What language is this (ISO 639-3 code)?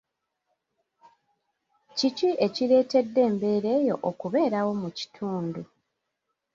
lug